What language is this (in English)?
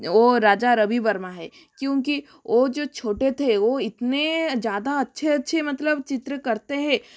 Hindi